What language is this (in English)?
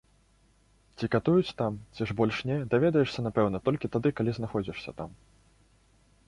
Belarusian